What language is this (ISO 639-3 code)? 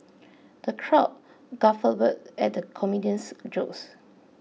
eng